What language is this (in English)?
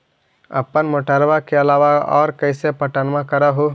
Magahi